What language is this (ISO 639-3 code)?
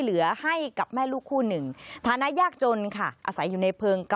tha